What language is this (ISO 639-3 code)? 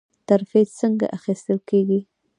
pus